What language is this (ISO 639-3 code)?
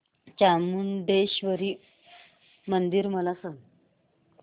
mar